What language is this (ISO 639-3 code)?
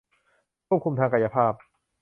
tha